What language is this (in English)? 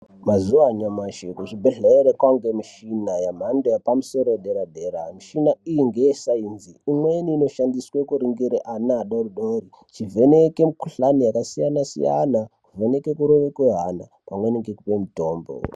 Ndau